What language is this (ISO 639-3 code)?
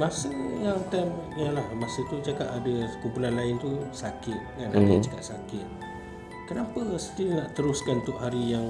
msa